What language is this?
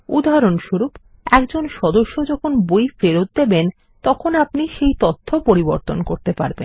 Bangla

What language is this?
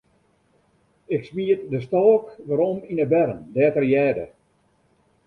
Western Frisian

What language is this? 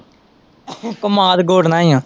Punjabi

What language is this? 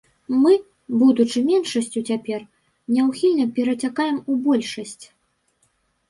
Belarusian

